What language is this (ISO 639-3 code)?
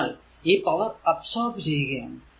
mal